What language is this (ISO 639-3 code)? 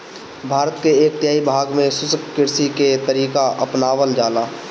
bho